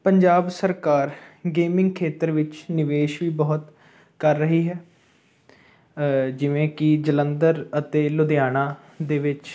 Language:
Punjabi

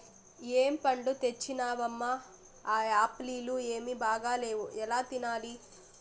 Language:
Telugu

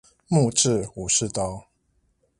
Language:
Chinese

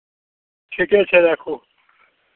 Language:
Maithili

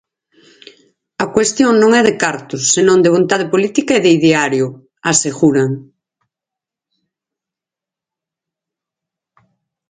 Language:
Galician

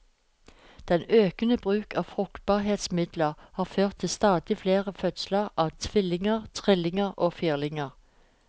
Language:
Norwegian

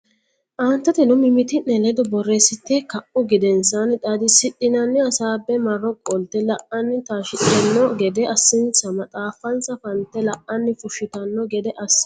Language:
Sidamo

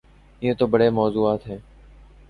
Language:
Urdu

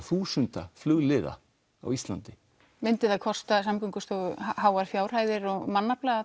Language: Icelandic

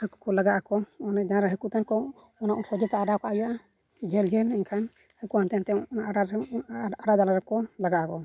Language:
Santali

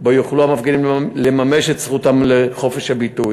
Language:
Hebrew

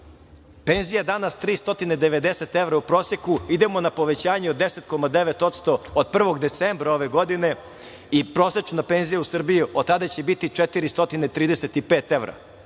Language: Serbian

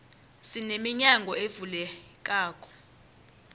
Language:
South Ndebele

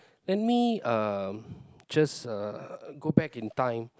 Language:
English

